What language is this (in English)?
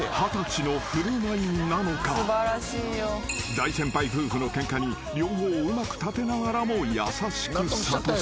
Japanese